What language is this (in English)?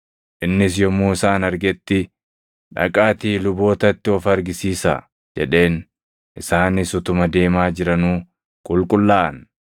Oromo